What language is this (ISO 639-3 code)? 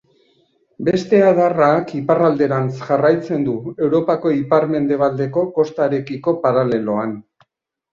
eus